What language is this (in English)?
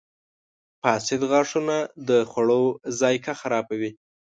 Pashto